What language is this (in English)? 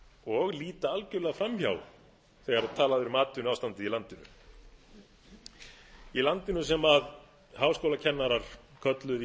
Icelandic